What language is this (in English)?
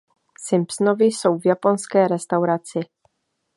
Czech